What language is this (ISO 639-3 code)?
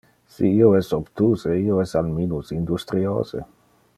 ina